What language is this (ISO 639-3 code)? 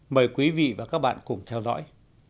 vie